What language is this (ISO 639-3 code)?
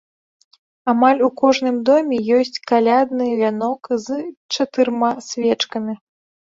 bel